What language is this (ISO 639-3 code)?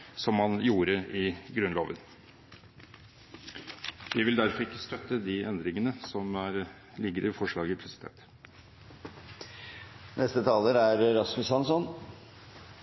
nob